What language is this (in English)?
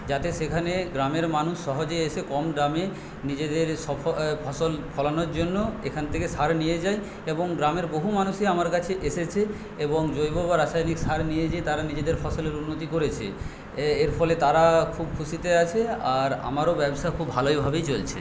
Bangla